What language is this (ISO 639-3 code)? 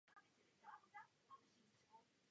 ces